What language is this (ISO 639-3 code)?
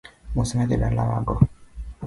luo